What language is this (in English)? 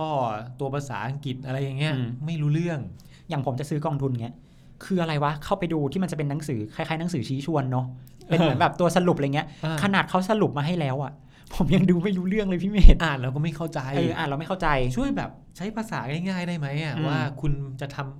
Thai